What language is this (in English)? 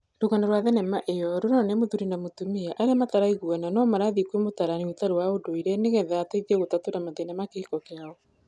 Kikuyu